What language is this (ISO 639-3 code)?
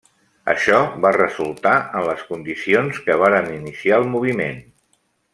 cat